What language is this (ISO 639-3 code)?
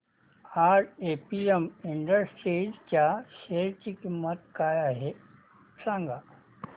mar